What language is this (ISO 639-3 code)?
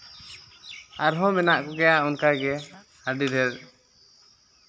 sat